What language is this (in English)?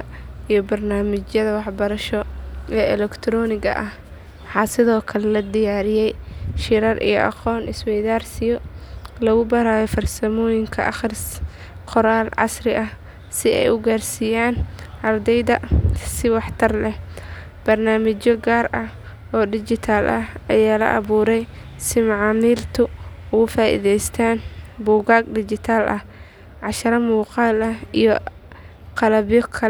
Somali